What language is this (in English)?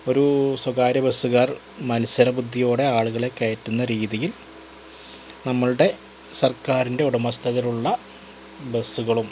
Malayalam